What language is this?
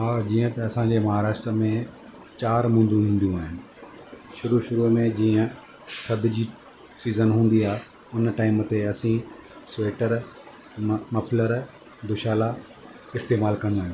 Sindhi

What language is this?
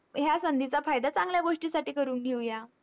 Marathi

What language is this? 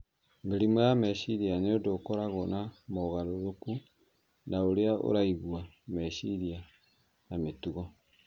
Kikuyu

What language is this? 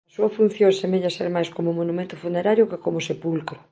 Galician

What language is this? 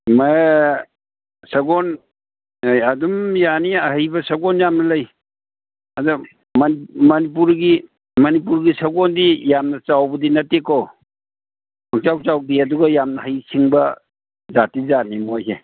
Manipuri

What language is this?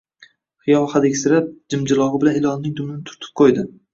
Uzbek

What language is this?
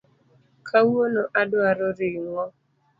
Luo (Kenya and Tanzania)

